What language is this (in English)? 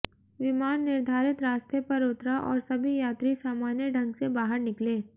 Hindi